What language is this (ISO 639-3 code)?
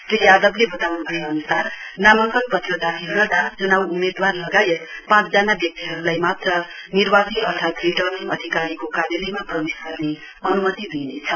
nep